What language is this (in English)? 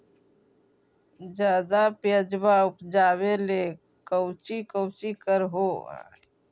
Magahi